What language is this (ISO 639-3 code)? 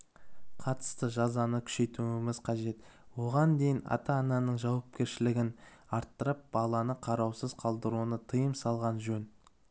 kaz